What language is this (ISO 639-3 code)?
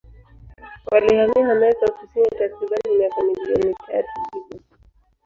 swa